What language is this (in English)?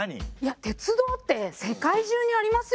Japanese